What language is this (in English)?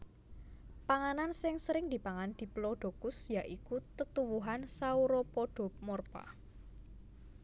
Javanese